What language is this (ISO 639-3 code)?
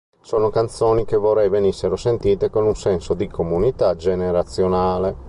ita